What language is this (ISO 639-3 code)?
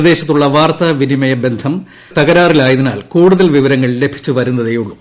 mal